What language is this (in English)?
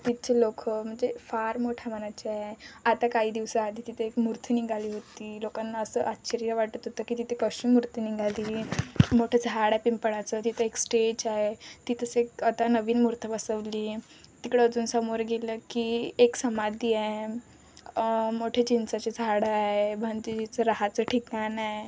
Marathi